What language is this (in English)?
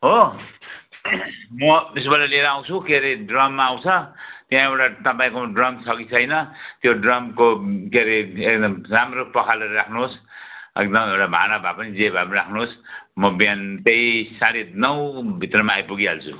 Nepali